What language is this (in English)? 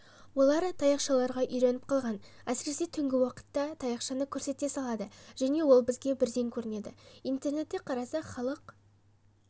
Kazakh